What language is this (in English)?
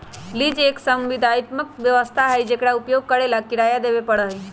Magahi